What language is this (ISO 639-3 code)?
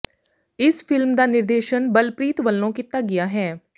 pan